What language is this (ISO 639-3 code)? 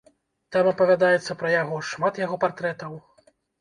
bel